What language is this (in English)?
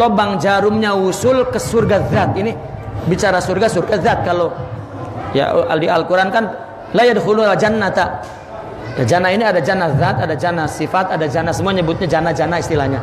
Indonesian